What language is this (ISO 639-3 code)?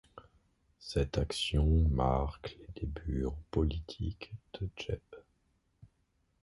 fra